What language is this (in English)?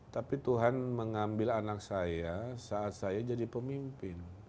Indonesian